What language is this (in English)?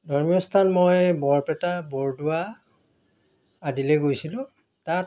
Assamese